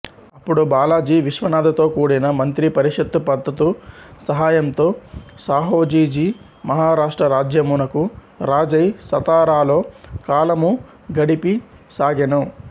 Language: Telugu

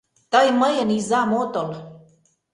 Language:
Mari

